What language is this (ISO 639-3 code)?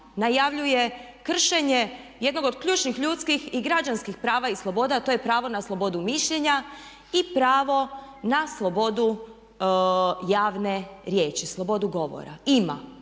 hrv